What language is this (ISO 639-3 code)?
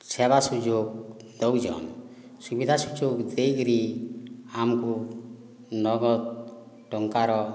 ori